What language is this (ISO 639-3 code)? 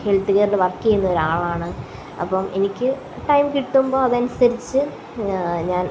mal